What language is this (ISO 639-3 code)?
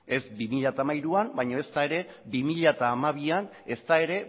eus